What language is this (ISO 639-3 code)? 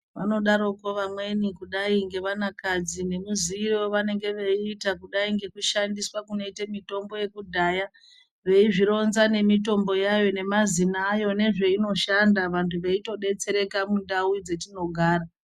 ndc